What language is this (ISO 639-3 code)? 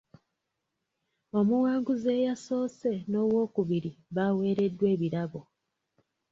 lug